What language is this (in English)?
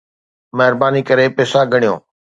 Sindhi